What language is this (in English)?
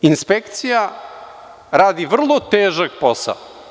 Serbian